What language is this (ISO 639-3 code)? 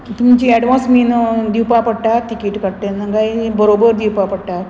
kok